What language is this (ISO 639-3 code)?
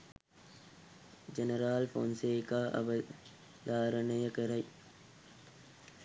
sin